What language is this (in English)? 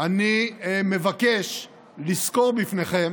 Hebrew